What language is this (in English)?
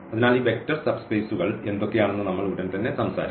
Malayalam